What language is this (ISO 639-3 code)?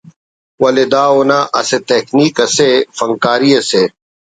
brh